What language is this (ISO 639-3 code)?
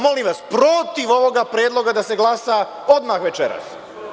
srp